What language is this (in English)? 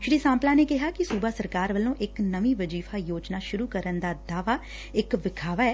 Punjabi